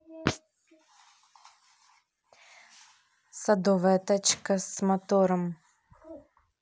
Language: Russian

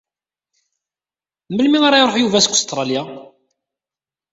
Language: Kabyle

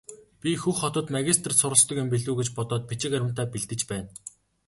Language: Mongolian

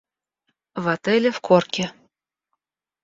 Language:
Russian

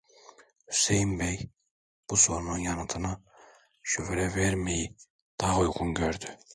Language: Turkish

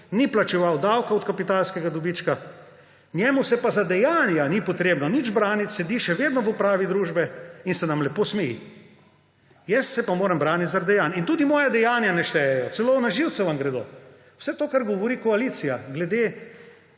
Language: Slovenian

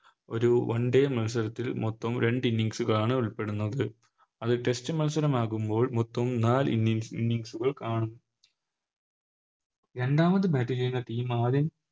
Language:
Malayalam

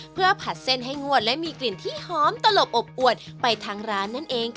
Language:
Thai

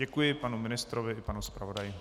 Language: Czech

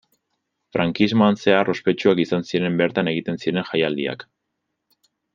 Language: Basque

